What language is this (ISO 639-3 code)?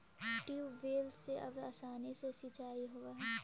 mag